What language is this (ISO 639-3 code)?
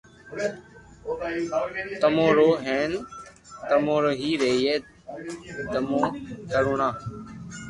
lrk